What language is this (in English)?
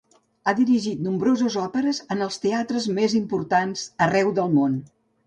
Catalan